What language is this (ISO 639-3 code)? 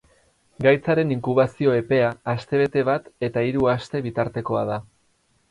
eus